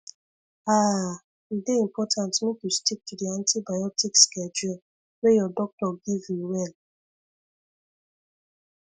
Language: Nigerian Pidgin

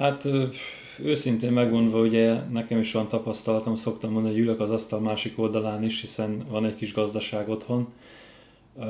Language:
Hungarian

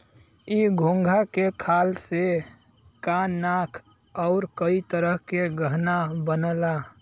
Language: Bhojpuri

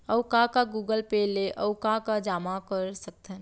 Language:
Chhattisgarhi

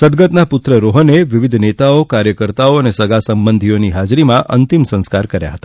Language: Gujarati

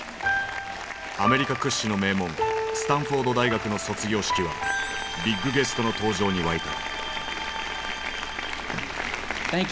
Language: Japanese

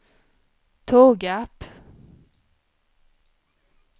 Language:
Swedish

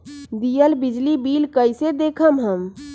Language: Magahi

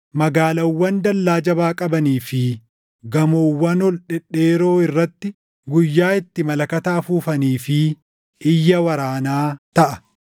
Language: Oromo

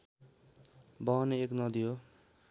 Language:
Nepali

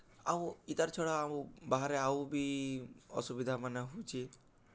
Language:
Odia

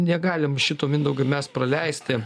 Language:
Lithuanian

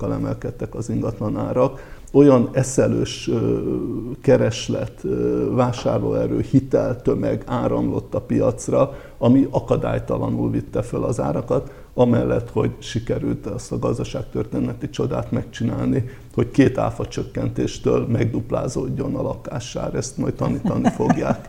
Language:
Hungarian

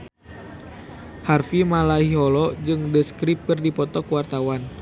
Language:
Sundanese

